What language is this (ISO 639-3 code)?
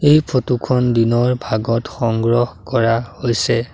asm